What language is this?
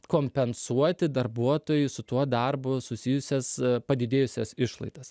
Lithuanian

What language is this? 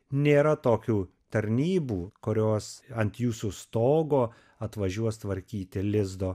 Lithuanian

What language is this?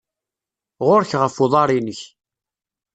Kabyle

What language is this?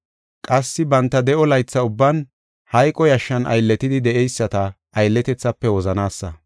Gofa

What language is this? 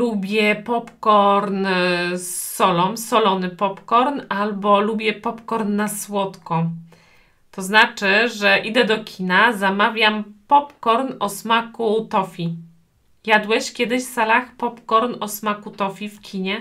Polish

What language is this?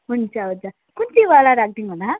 Nepali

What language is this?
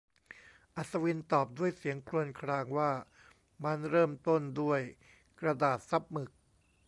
Thai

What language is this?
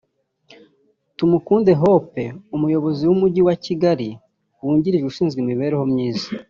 Kinyarwanda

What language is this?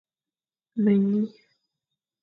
Fang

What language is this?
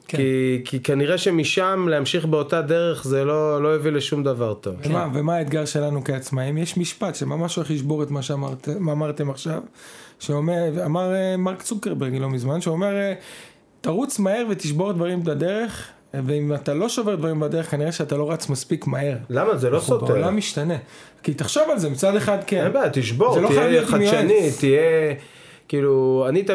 Hebrew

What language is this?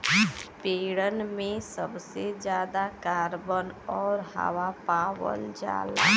Bhojpuri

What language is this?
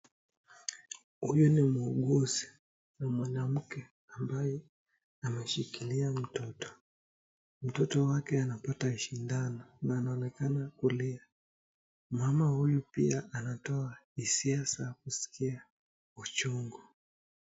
Swahili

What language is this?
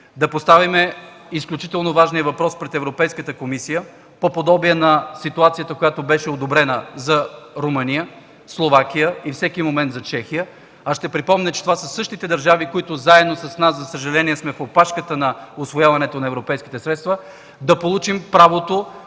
Bulgarian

